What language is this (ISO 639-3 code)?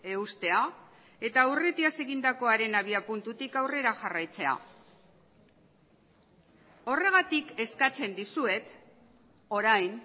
eus